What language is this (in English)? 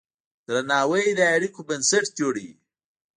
Pashto